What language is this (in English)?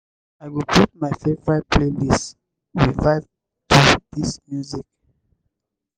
Nigerian Pidgin